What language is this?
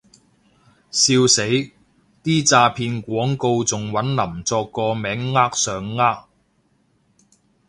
Cantonese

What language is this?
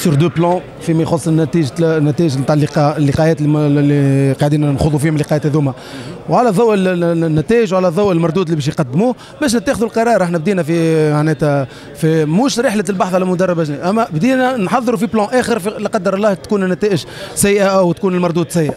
Arabic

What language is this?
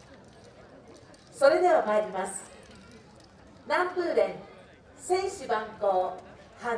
Japanese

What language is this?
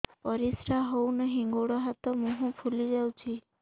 Odia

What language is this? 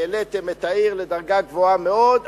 Hebrew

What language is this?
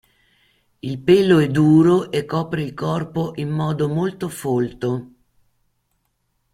Italian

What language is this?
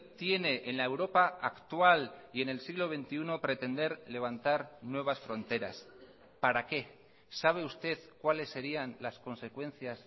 Spanish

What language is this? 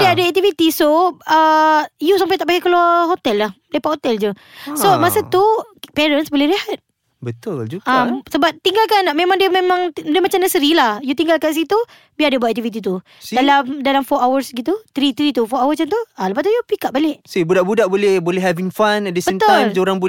Malay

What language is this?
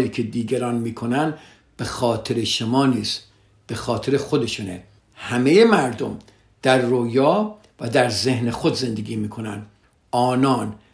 Persian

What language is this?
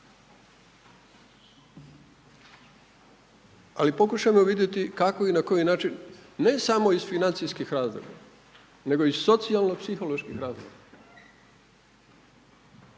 Croatian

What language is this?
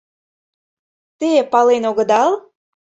Mari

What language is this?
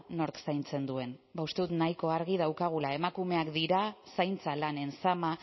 Basque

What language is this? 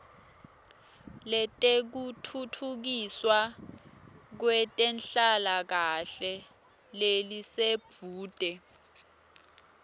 Swati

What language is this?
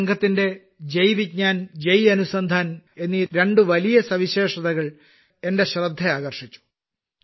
Malayalam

